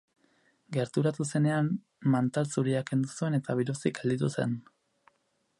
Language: Basque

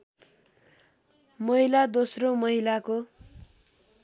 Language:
Nepali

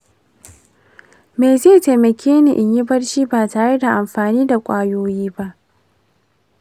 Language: Hausa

